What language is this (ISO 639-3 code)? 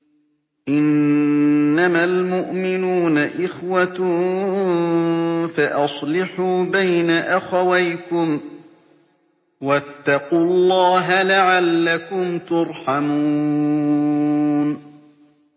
ara